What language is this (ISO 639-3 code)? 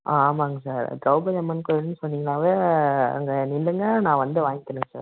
tam